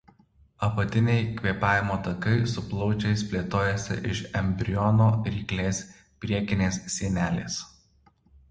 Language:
Lithuanian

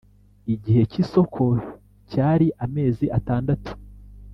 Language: Kinyarwanda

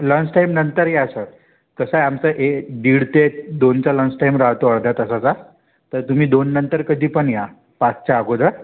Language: Marathi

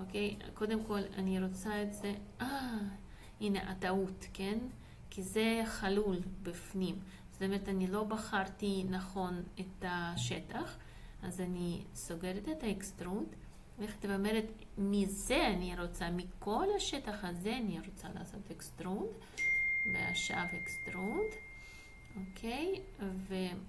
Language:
Hebrew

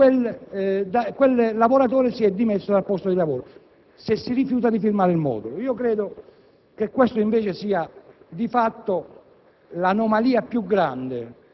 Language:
Italian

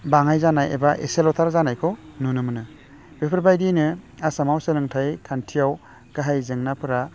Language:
Bodo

